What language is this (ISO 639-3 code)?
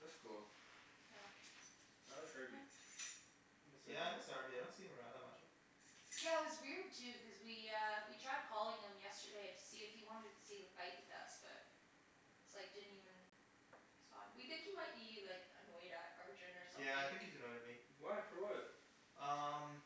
eng